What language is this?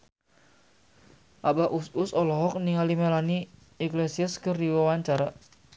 Sundanese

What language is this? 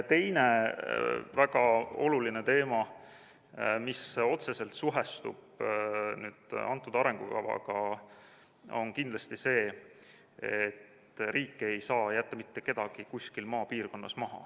Estonian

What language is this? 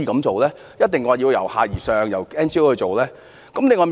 Cantonese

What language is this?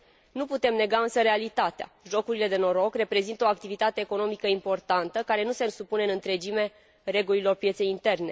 Romanian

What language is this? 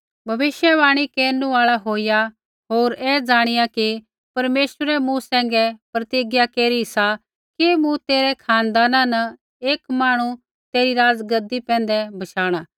Kullu Pahari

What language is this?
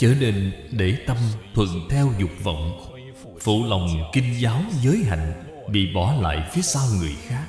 Vietnamese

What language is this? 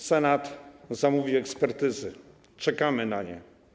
Polish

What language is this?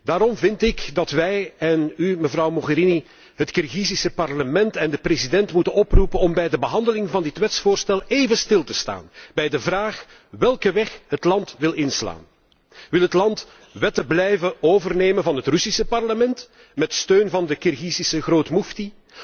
Dutch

